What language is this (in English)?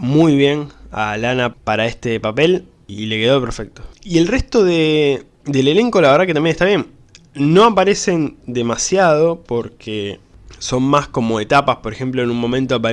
Spanish